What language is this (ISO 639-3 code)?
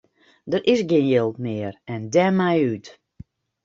fry